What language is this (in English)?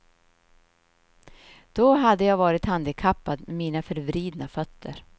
Swedish